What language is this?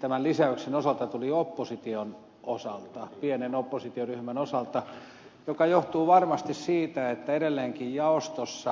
Finnish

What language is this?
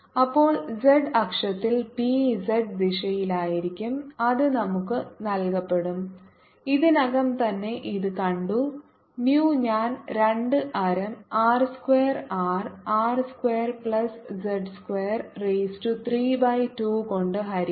Malayalam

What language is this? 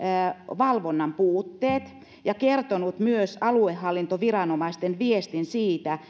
Finnish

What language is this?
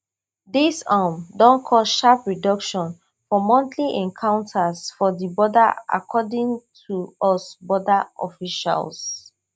Nigerian Pidgin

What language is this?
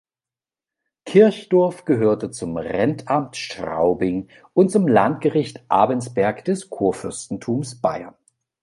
German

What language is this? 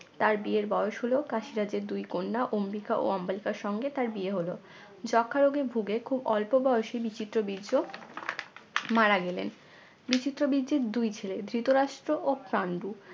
Bangla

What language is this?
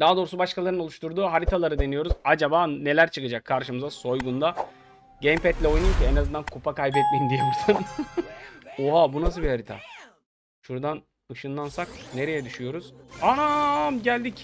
Turkish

